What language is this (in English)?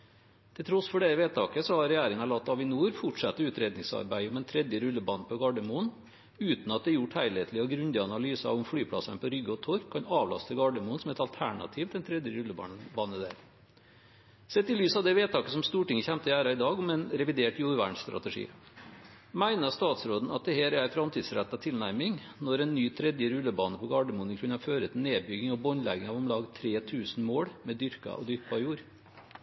Norwegian Bokmål